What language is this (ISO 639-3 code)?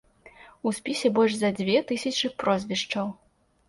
bel